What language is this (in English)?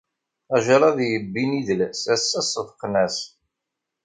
Kabyle